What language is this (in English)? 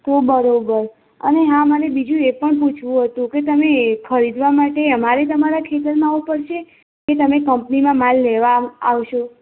Gujarati